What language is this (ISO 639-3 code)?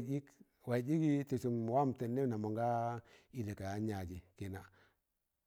tan